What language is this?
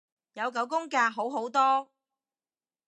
Cantonese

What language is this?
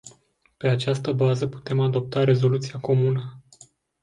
Romanian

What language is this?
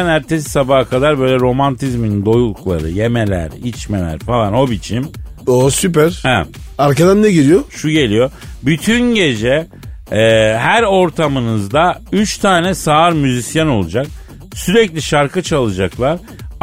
Turkish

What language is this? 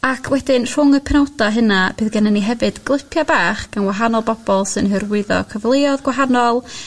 Welsh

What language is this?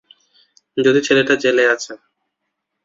Bangla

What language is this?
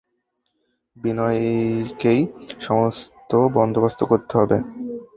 Bangla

